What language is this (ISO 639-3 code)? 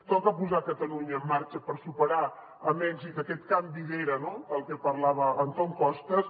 cat